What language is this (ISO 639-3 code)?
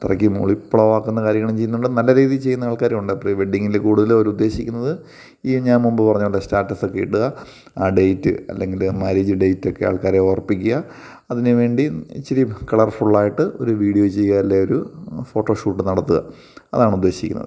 mal